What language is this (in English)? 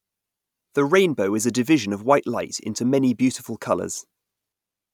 English